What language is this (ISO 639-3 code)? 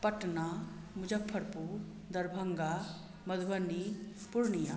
mai